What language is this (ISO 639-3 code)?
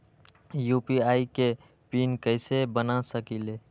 mag